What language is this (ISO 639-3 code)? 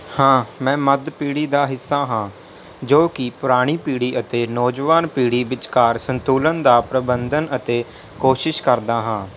pan